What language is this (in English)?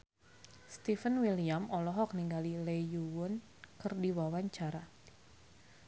Sundanese